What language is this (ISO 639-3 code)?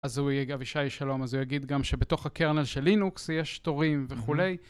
heb